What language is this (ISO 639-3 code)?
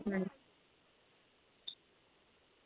doi